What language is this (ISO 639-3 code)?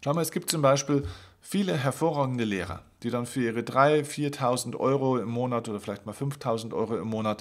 deu